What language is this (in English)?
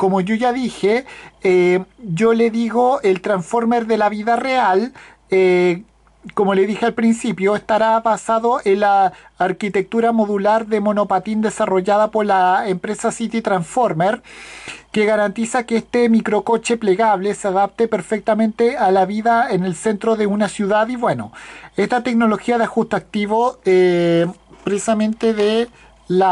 Spanish